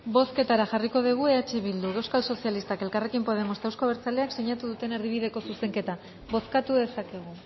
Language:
Basque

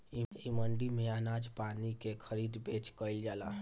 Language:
Bhojpuri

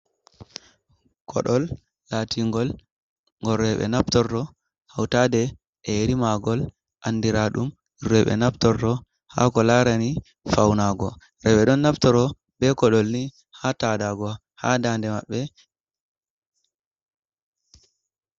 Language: Fula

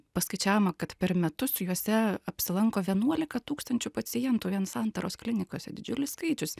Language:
Lithuanian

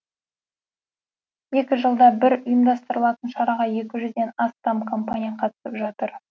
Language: Kazakh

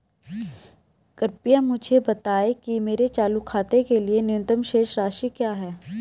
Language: Hindi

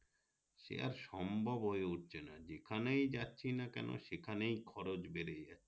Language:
Bangla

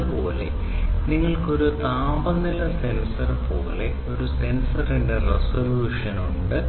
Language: Malayalam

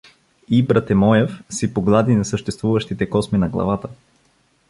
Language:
Bulgarian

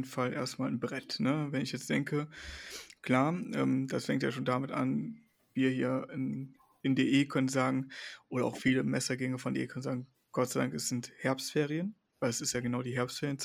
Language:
German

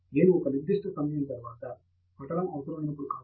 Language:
Telugu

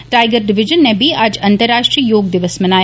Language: Dogri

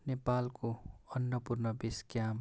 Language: Nepali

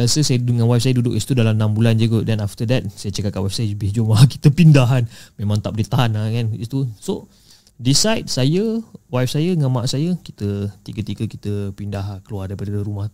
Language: Malay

